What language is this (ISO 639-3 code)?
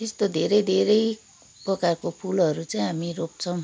nep